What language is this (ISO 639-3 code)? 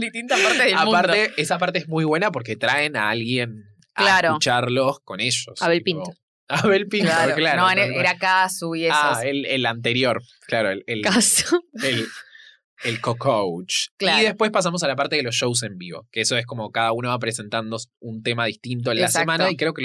spa